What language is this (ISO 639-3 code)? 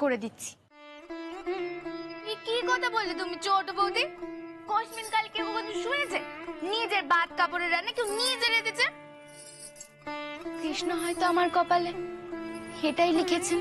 hin